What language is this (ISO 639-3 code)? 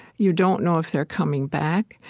eng